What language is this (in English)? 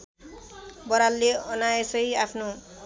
Nepali